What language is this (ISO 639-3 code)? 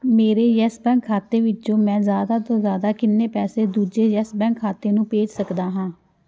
pan